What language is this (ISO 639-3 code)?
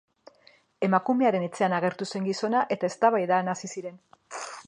eus